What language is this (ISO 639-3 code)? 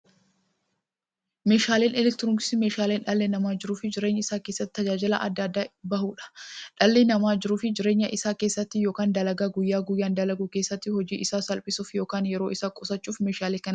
orm